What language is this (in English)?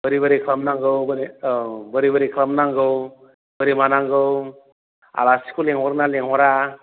Bodo